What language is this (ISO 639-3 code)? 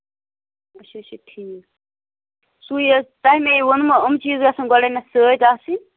kas